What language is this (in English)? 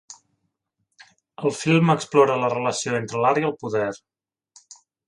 Catalan